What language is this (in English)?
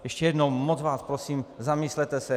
Czech